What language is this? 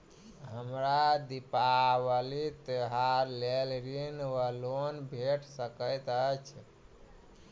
Maithili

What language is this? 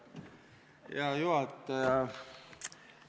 Estonian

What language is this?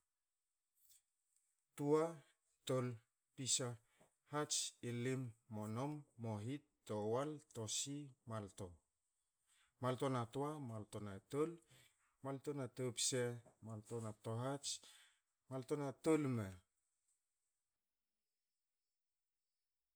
Hakö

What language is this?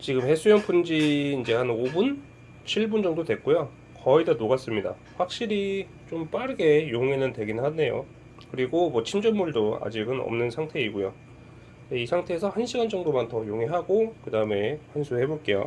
Korean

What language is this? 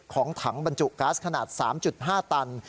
Thai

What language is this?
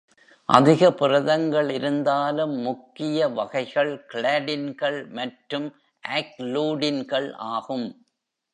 Tamil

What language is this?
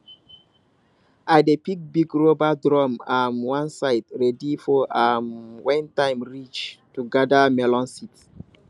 Nigerian Pidgin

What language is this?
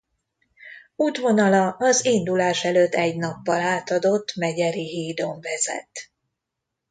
Hungarian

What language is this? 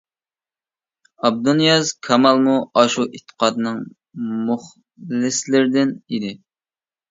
Uyghur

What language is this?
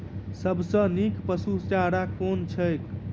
Maithili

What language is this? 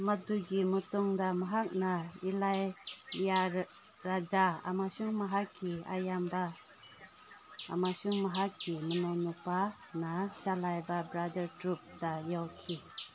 Manipuri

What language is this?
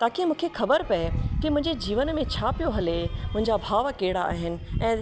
Sindhi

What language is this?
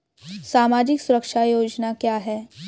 Hindi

